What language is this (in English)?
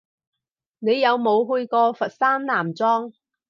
Cantonese